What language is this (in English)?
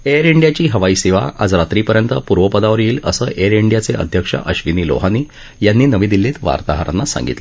Marathi